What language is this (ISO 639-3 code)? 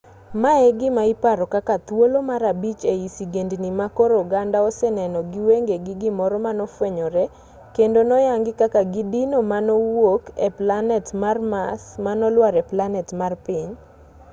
luo